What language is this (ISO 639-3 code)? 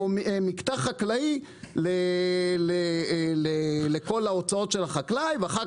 heb